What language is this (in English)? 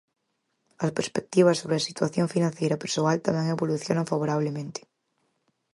Galician